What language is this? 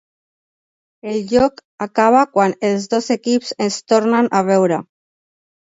Catalan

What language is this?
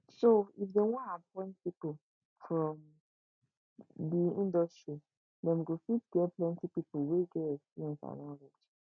Nigerian Pidgin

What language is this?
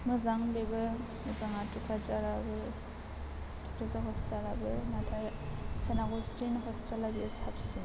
Bodo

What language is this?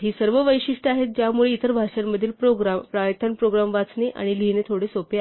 Marathi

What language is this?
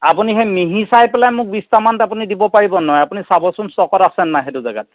Assamese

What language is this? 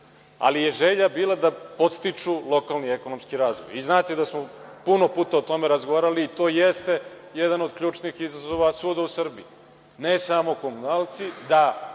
Serbian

